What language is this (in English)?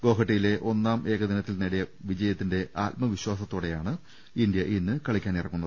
Malayalam